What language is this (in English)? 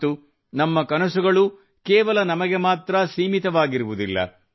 Kannada